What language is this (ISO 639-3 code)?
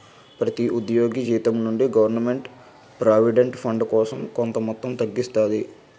tel